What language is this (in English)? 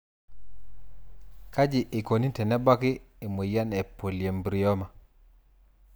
Masai